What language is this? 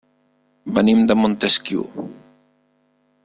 Catalan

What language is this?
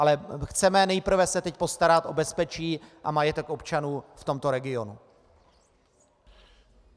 Czech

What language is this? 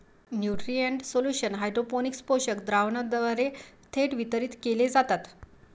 Marathi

